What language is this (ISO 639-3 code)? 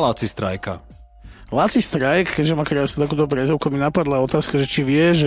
slk